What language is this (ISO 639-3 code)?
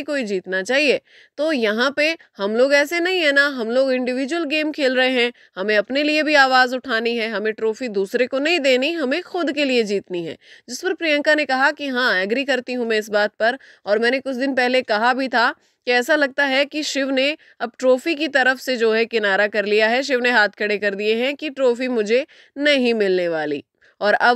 hin